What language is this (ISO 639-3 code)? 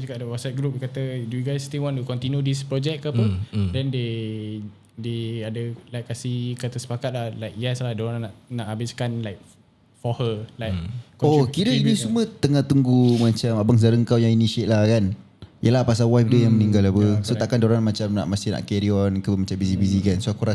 msa